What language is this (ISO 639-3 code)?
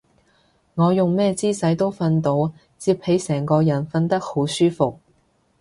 yue